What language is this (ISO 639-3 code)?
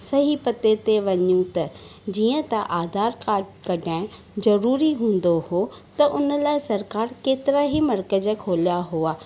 snd